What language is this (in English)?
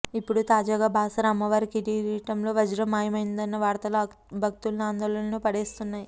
Telugu